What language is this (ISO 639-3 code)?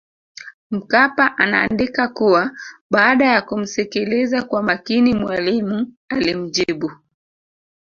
swa